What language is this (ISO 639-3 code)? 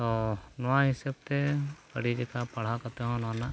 sat